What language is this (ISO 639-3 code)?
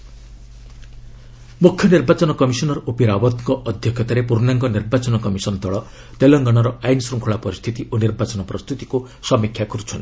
ori